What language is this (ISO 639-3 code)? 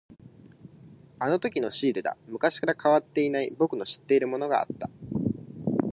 jpn